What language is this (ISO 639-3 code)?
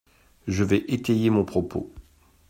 fra